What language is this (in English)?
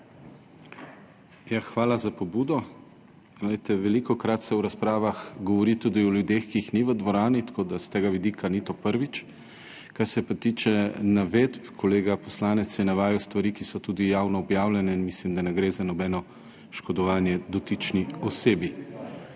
Slovenian